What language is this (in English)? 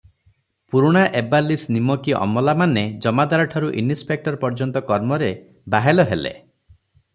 Odia